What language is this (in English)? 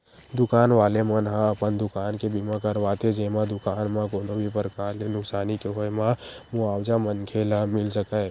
Chhattisgarhi